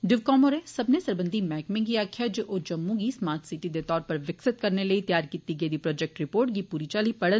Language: Dogri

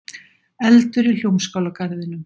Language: Icelandic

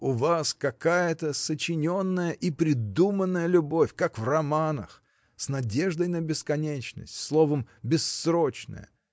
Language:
Russian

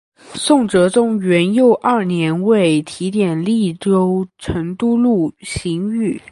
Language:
Chinese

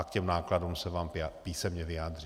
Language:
Czech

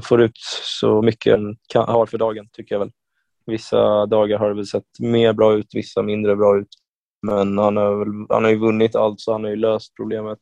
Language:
Swedish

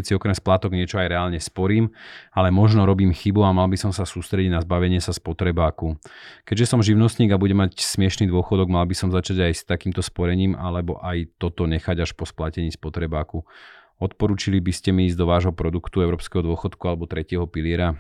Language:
Slovak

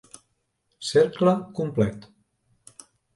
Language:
Catalan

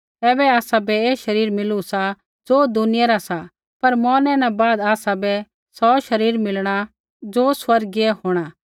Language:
Kullu Pahari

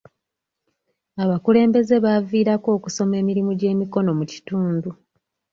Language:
Ganda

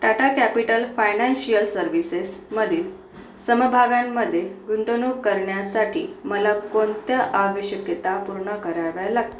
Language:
Marathi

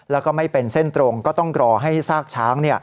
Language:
Thai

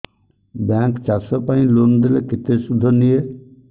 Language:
Odia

